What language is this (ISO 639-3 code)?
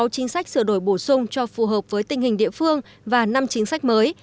vie